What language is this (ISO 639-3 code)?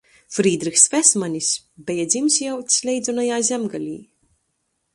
ltg